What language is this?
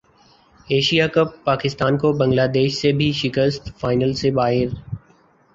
Urdu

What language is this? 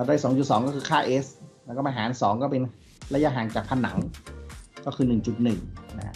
Thai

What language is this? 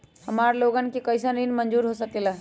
Magahi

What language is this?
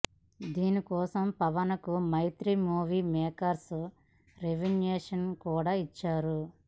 Telugu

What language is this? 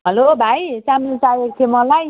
Nepali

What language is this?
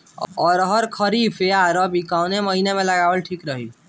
Bhojpuri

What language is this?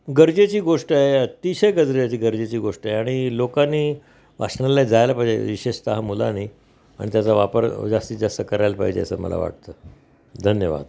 Marathi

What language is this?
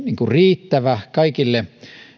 Finnish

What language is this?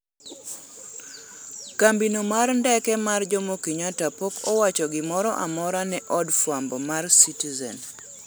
Luo (Kenya and Tanzania)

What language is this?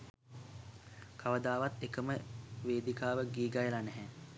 Sinhala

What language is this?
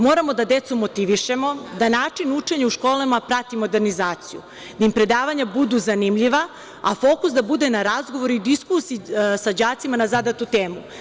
Serbian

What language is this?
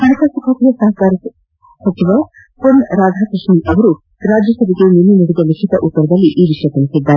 Kannada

